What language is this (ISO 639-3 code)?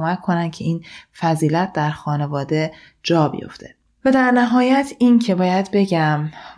fas